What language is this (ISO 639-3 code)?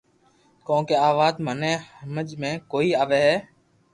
lrk